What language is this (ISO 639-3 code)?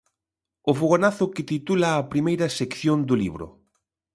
glg